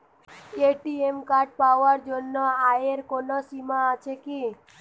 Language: Bangla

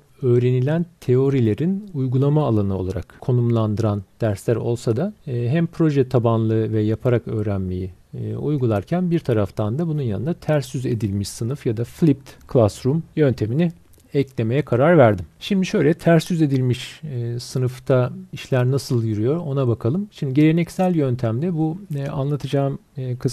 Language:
Turkish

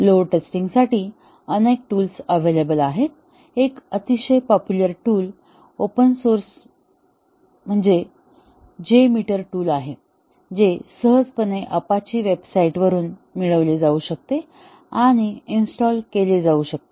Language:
Marathi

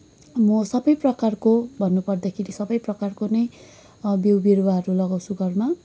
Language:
Nepali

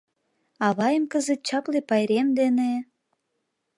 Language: Mari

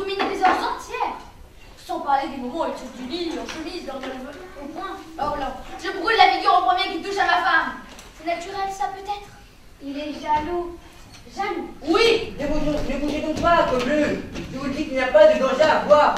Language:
French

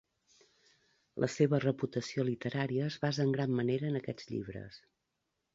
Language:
Catalan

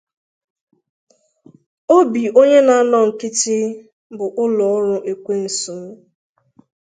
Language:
Igbo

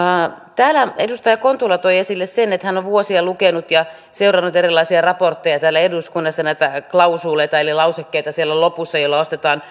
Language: Finnish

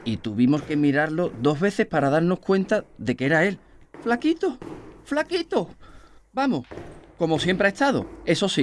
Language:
Spanish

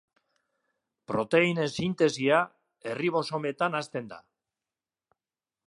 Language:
Basque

